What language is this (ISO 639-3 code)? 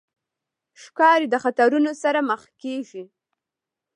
pus